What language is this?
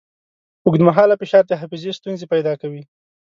Pashto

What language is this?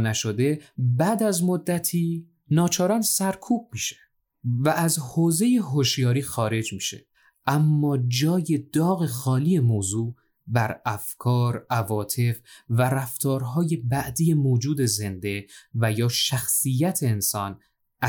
Persian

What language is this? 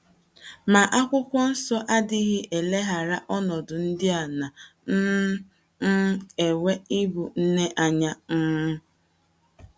Igbo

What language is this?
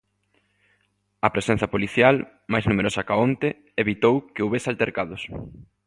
Galician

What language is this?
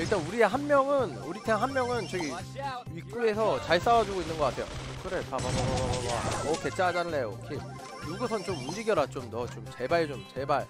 Korean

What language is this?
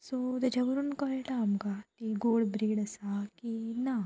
Konkani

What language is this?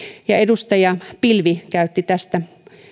Finnish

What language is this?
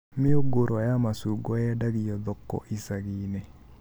Kikuyu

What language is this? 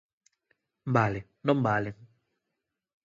Galician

